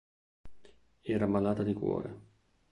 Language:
Italian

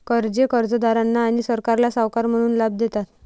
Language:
Marathi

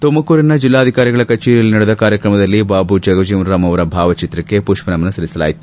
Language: Kannada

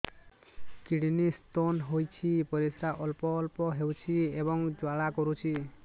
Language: Odia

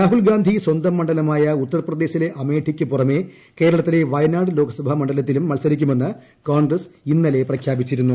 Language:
Malayalam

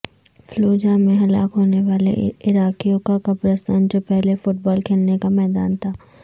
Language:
Urdu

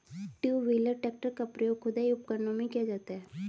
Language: Hindi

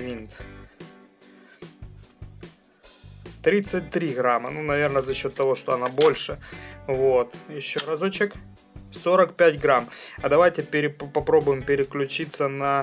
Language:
Russian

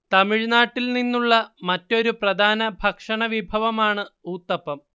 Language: Malayalam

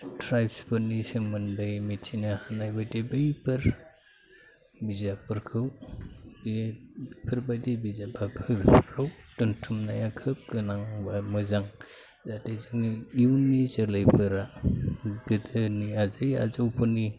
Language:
Bodo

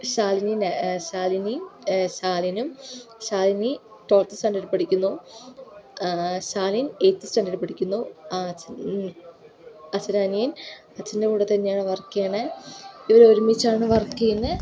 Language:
Malayalam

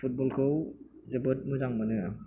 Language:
Bodo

